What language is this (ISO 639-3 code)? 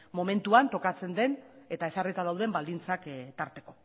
eus